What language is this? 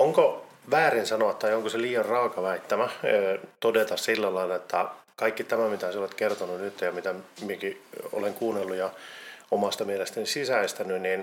Finnish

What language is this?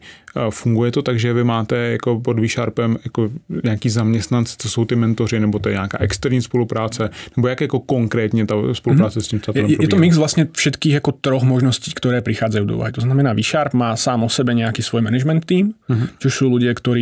Czech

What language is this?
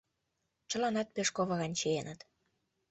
Mari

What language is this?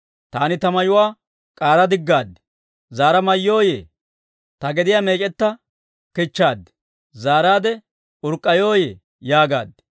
Dawro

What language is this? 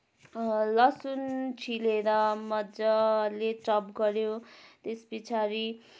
Nepali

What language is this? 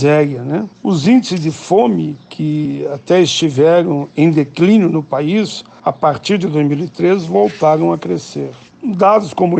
Portuguese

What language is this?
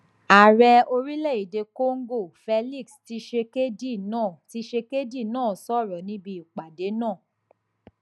Yoruba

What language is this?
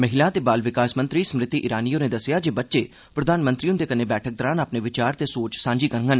Dogri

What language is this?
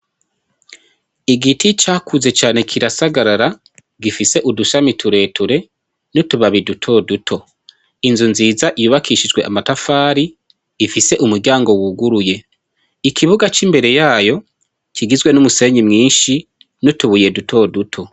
Rundi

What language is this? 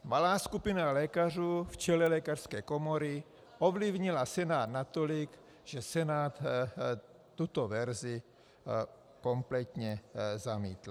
Czech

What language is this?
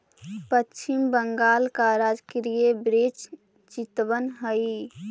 Magahi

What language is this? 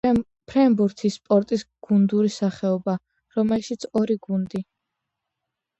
Georgian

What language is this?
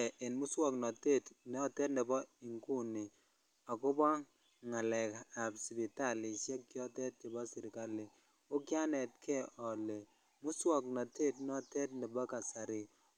Kalenjin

